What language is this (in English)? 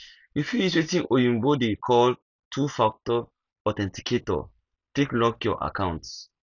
Nigerian Pidgin